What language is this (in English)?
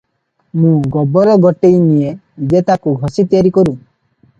Odia